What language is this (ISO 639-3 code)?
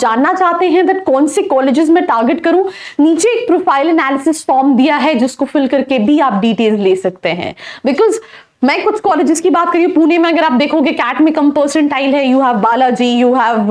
hin